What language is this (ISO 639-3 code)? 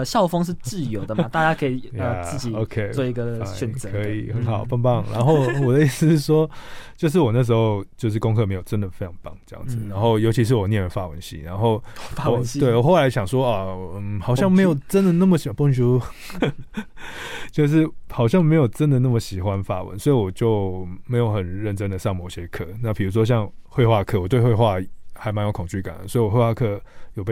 zho